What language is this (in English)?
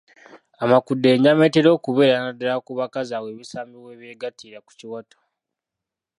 Ganda